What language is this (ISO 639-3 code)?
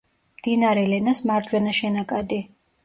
kat